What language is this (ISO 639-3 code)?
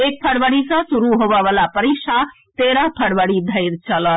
mai